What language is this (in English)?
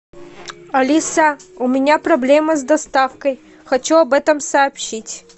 Russian